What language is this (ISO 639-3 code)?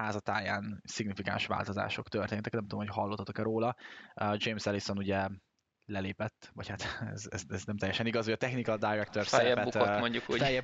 hun